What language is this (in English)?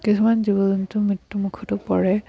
Assamese